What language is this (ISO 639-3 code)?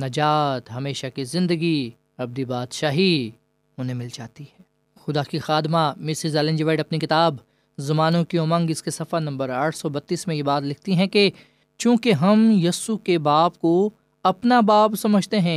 urd